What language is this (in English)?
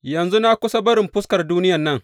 Hausa